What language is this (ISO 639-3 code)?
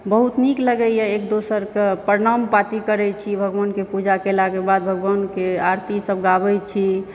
mai